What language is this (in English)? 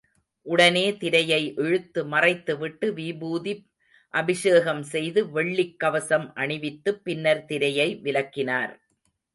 Tamil